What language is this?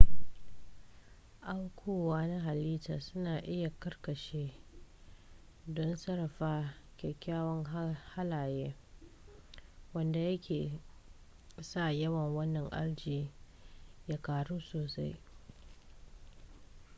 Hausa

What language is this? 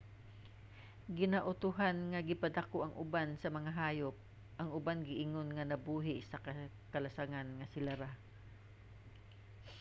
Cebuano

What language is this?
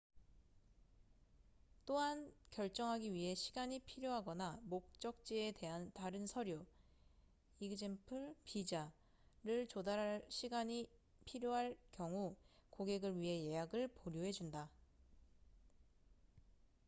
Korean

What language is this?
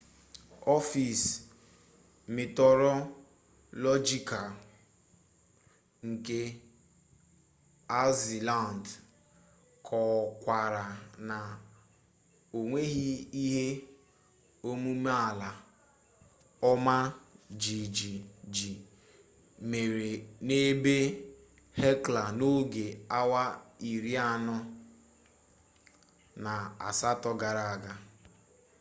Igbo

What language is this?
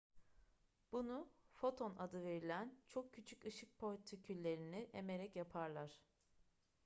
Turkish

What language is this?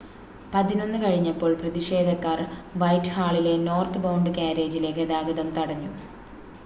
Malayalam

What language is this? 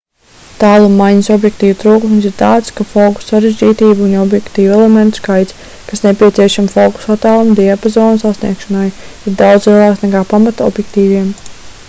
Latvian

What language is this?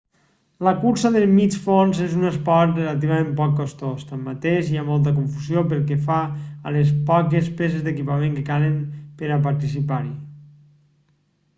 Catalan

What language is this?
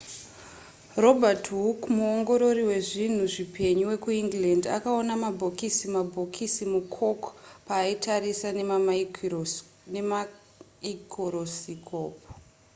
Shona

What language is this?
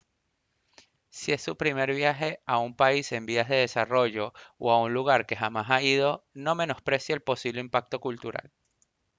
Spanish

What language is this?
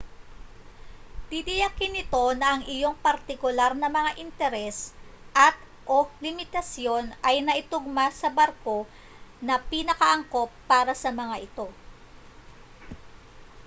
Filipino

